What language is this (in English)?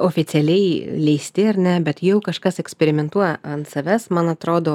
Lithuanian